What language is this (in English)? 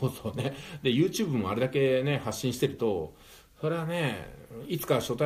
Japanese